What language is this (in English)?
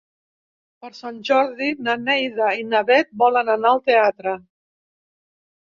Catalan